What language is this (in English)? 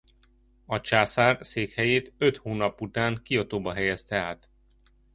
Hungarian